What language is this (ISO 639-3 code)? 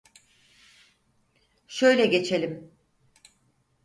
tur